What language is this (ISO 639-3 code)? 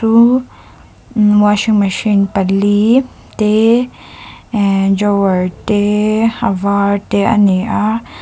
lus